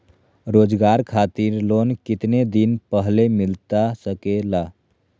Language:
Magahi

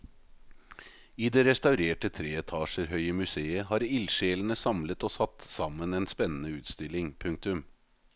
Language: Norwegian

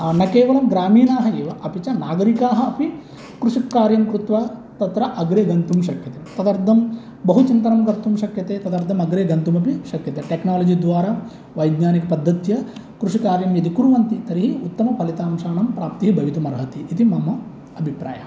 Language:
Sanskrit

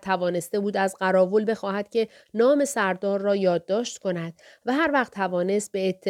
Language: Persian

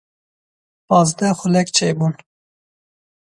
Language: Kurdish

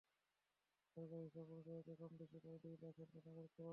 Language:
Bangla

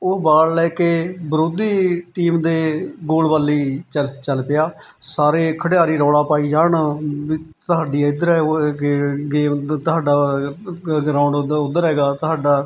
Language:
Punjabi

